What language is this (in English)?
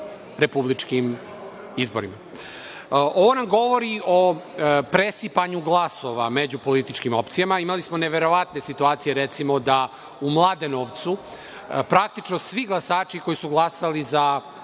Serbian